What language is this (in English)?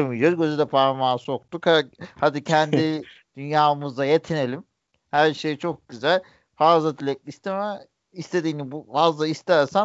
Turkish